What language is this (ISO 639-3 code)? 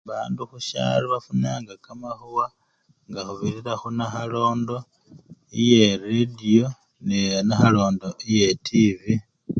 luy